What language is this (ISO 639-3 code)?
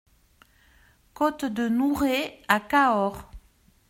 fra